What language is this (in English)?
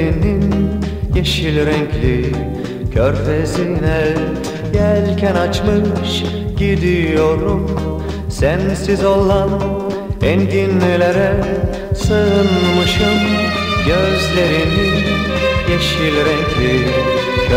Turkish